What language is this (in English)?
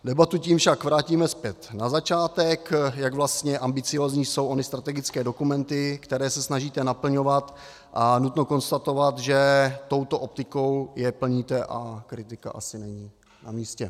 Czech